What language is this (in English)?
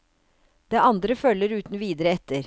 Norwegian